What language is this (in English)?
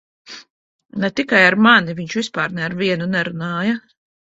Latvian